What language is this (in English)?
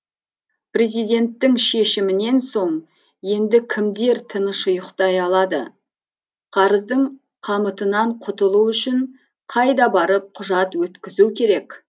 Kazakh